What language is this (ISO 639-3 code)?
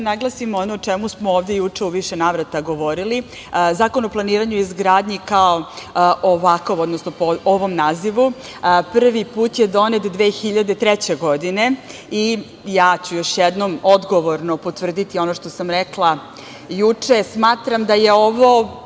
srp